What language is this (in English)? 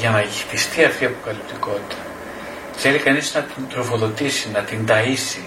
Greek